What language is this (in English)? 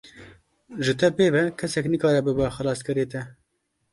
Kurdish